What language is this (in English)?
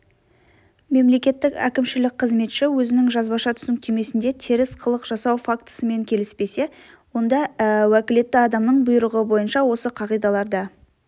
Kazakh